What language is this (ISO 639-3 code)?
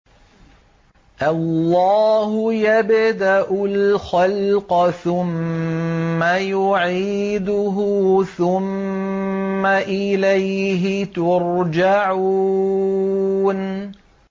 ara